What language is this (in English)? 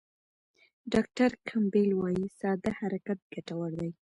Pashto